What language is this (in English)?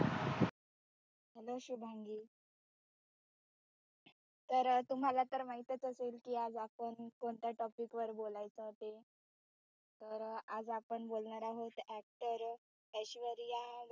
Marathi